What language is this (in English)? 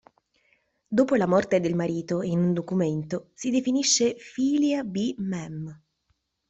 Italian